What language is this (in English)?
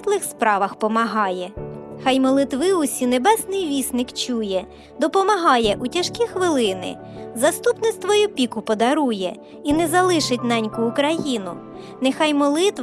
Ukrainian